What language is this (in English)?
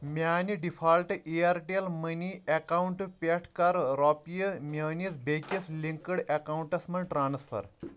Kashmiri